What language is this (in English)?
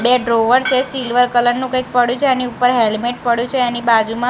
Gujarati